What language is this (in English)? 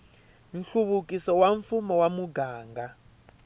Tsonga